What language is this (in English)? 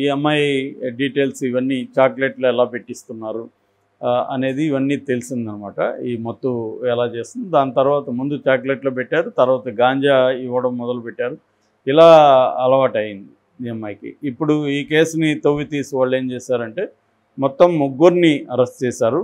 Telugu